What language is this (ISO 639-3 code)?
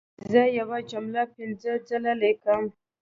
pus